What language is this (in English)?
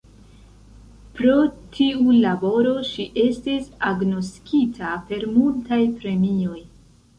Esperanto